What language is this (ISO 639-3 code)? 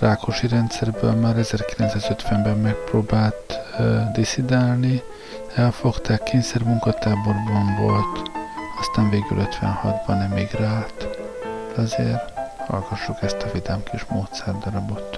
hun